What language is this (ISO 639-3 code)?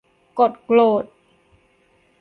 tha